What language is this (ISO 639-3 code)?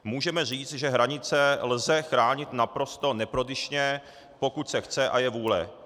ces